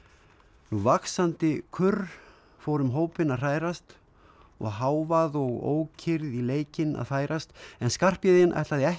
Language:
Icelandic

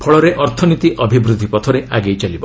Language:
Odia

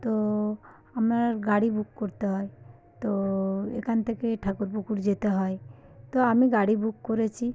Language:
Bangla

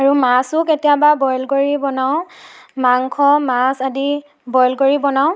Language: Assamese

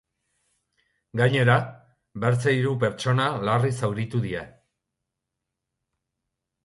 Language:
Basque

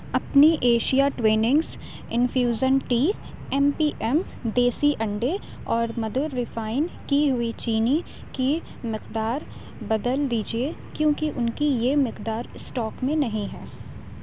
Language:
Urdu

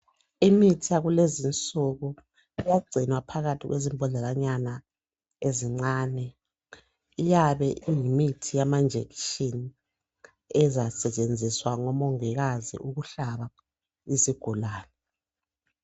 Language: North Ndebele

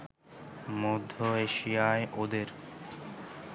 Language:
Bangla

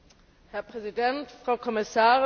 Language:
German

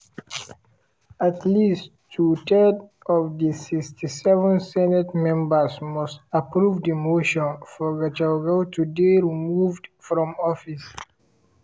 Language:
Nigerian Pidgin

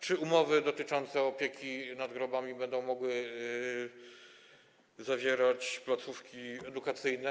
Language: Polish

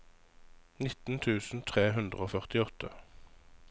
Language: Norwegian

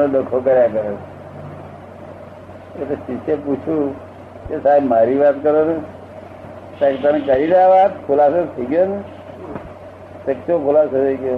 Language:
Gujarati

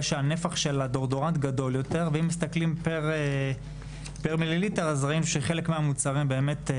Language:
Hebrew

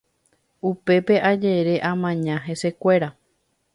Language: Guarani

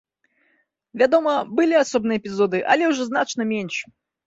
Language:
Belarusian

